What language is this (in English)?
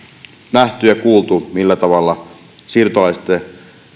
Finnish